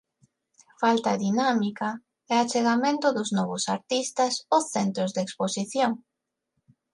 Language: Galician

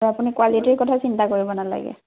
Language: Assamese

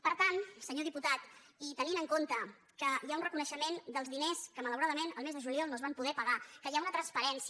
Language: Catalan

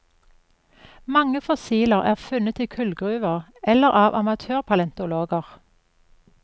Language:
Norwegian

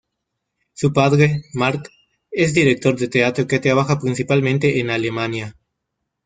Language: Spanish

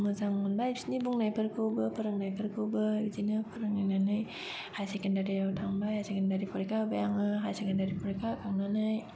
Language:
Bodo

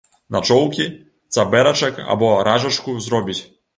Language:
Belarusian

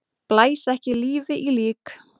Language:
Icelandic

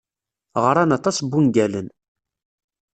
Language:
Kabyle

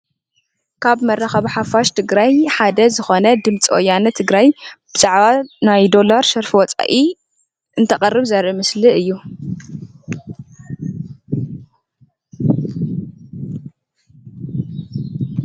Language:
Tigrinya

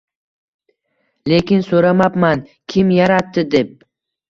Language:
Uzbek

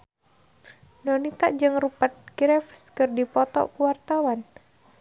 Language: Sundanese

